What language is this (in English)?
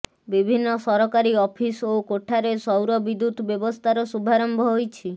Odia